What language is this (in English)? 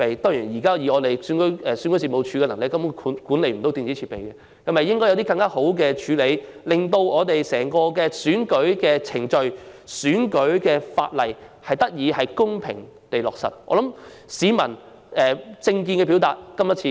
Cantonese